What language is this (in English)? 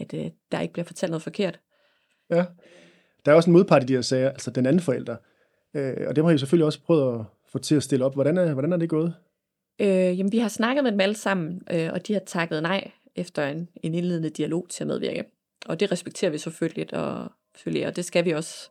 Danish